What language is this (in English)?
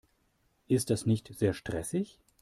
German